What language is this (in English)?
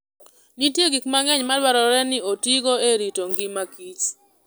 Luo (Kenya and Tanzania)